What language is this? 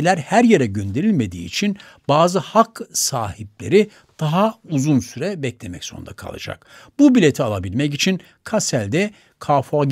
Turkish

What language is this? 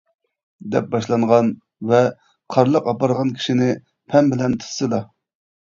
Uyghur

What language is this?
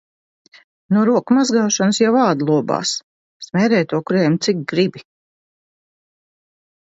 Latvian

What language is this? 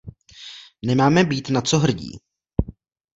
Czech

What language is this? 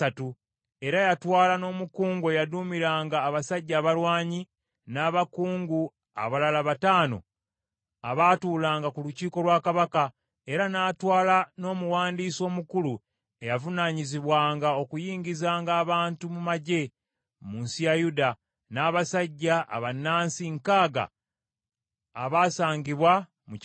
Ganda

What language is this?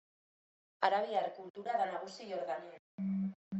Basque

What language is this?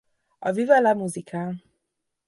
Hungarian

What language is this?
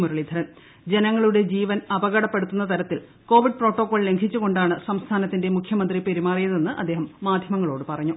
Malayalam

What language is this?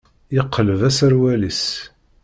Kabyle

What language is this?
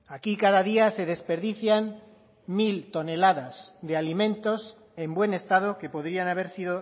Spanish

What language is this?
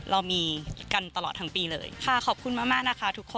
Thai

